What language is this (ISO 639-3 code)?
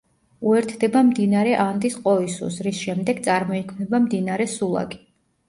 kat